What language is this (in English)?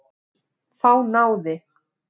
Icelandic